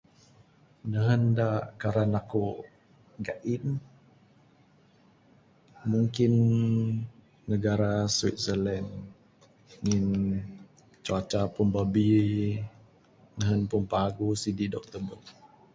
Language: Bukar-Sadung Bidayuh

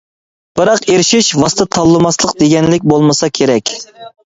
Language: Uyghur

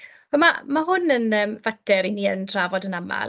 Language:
Welsh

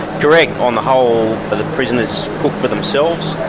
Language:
English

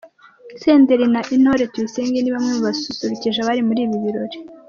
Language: Kinyarwanda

